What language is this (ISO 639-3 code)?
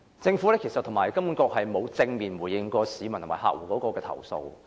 yue